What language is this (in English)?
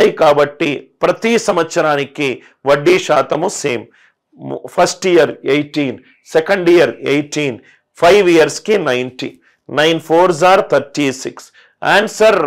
Telugu